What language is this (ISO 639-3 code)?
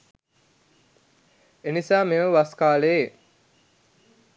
sin